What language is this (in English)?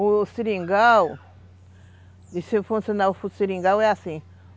Portuguese